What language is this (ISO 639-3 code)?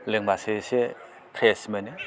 brx